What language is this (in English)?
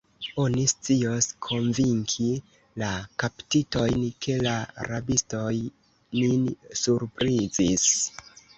Esperanto